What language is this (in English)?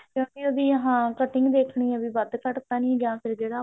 Punjabi